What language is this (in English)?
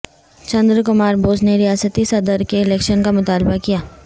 Urdu